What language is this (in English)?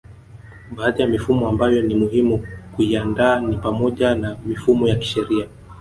Swahili